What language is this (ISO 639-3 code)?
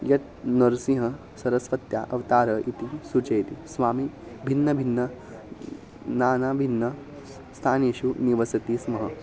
san